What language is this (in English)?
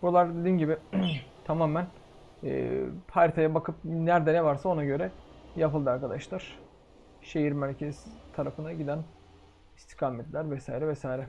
Turkish